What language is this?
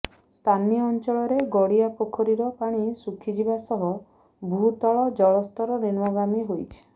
Odia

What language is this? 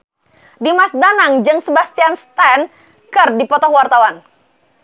Sundanese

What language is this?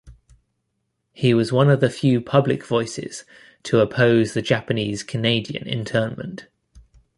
English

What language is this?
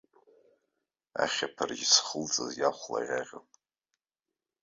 Abkhazian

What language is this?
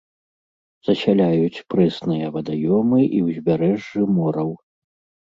Belarusian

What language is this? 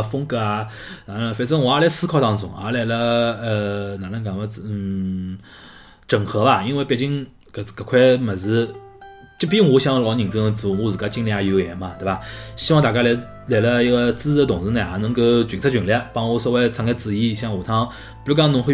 Chinese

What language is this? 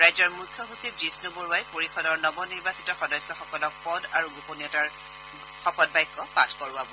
Assamese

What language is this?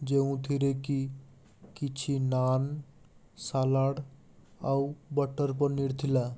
Odia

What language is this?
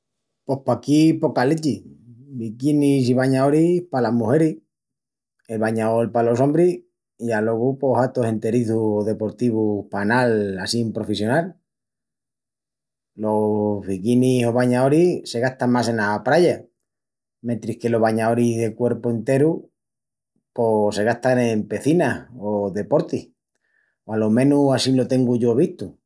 Extremaduran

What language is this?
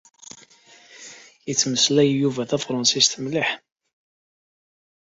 Kabyle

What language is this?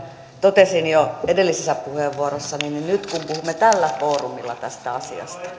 Finnish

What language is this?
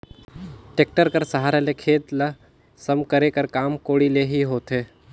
Chhattisgarhi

